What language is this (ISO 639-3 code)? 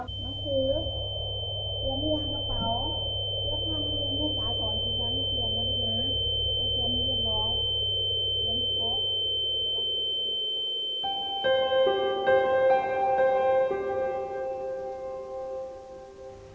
tha